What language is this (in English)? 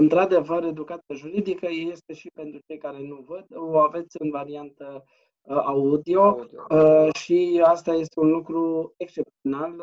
Romanian